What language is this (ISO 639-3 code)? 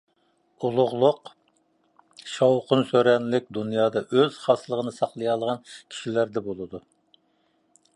uig